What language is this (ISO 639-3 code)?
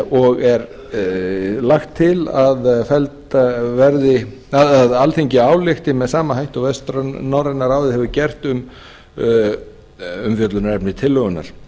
isl